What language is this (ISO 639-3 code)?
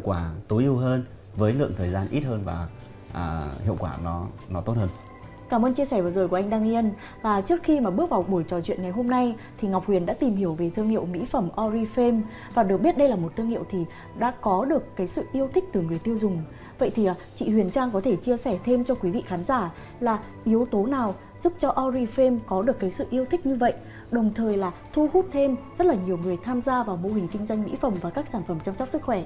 vie